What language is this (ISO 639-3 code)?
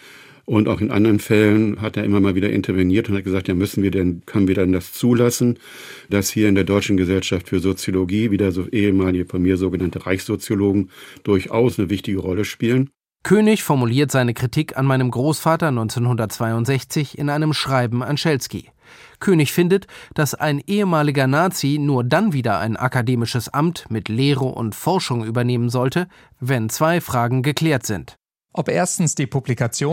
deu